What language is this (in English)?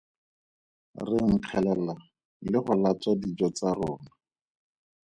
Tswana